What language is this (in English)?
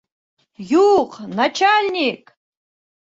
Bashkir